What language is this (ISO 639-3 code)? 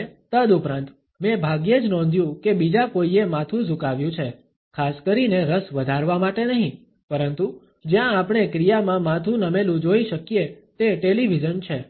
guj